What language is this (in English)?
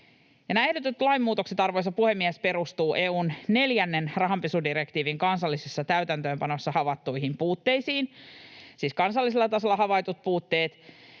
Finnish